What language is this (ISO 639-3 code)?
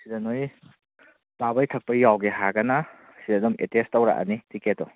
mni